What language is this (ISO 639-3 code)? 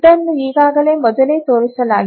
kan